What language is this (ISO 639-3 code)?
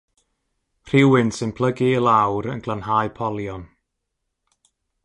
cym